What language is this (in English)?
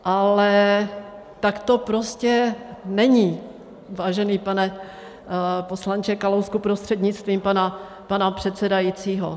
Czech